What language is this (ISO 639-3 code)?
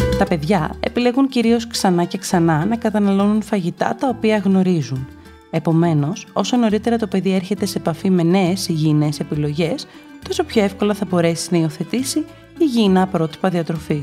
ell